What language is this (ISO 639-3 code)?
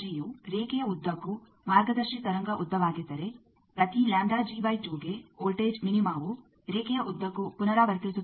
kan